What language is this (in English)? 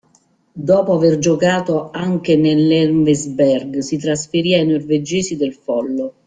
Italian